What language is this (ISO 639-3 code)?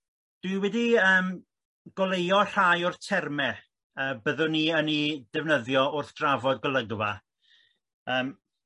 cym